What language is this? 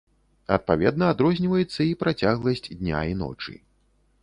Belarusian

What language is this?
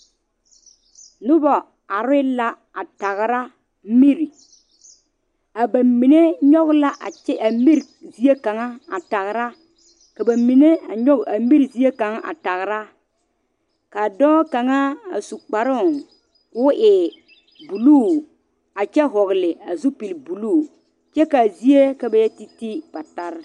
Southern Dagaare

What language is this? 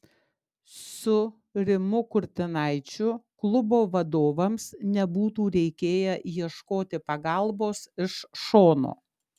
Lithuanian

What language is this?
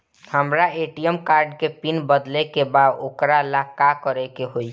Bhojpuri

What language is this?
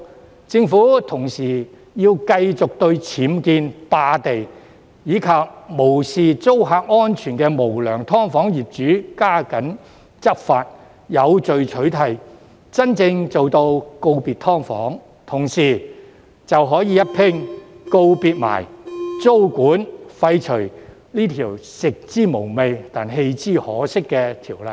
Cantonese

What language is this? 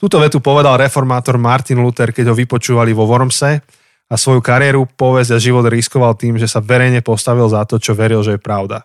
Slovak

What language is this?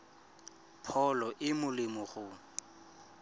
Tswana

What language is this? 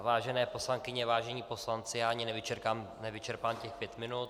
Czech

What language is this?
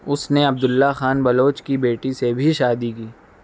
Urdu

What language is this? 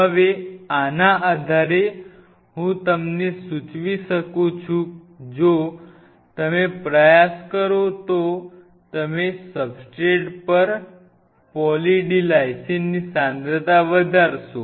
Gujarati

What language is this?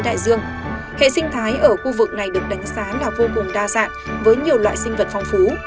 Vietnamese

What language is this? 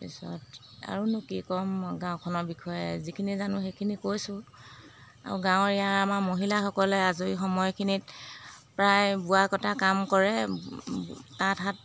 Assamese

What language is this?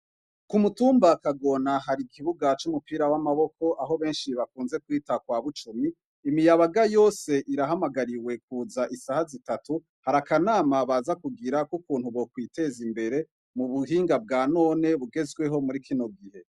Rundi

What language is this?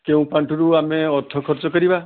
Odia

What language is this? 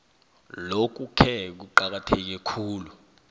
South Ndebele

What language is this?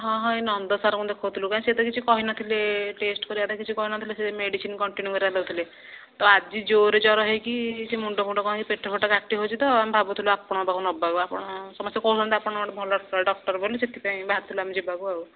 Odia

